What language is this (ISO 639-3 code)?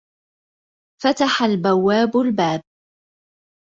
ara